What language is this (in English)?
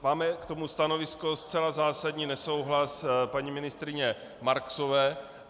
Czech